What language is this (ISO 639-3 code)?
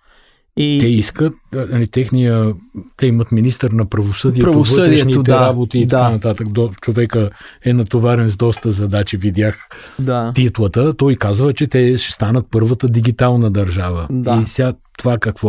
bul